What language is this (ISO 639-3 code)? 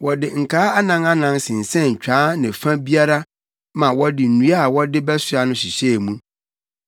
aka